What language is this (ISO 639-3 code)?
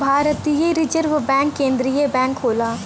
bho